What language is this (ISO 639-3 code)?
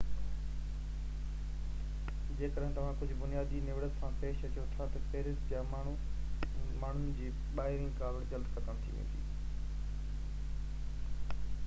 snd